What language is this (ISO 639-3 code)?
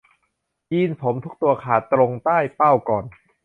tha